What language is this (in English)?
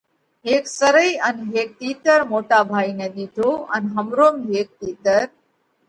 Parkari Koli